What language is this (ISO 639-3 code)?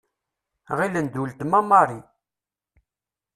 kab